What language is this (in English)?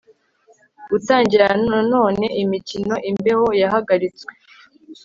Kinyarwanda